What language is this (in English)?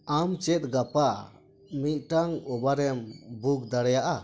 Santali